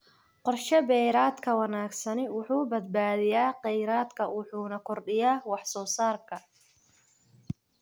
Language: Somali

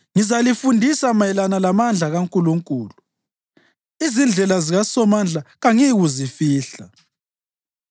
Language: North Ndebele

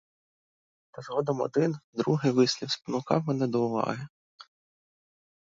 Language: Ukrainian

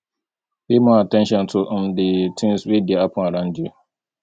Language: Nigerian Pidgin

